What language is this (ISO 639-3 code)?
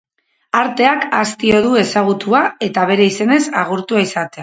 eus